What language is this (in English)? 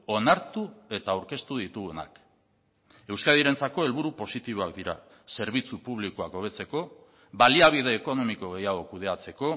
Basque